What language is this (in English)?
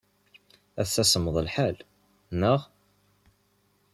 Kabyle